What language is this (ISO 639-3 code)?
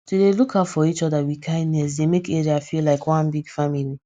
pcm